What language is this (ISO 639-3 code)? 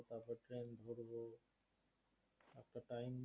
ben